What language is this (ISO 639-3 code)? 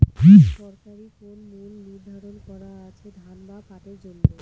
ben